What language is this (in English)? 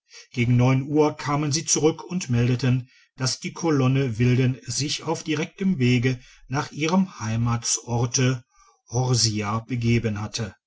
German